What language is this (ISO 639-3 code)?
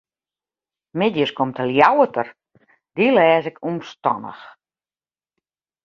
fry